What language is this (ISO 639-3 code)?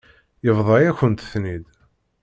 kab